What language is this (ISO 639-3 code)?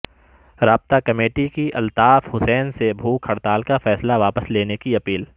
urd